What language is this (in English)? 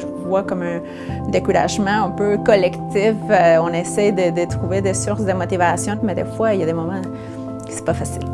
French